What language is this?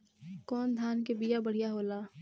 Bhojpuri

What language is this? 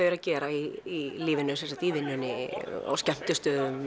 Icelandic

